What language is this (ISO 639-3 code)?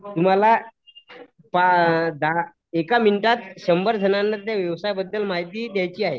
mar